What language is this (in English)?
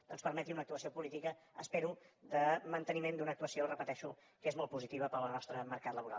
Catalan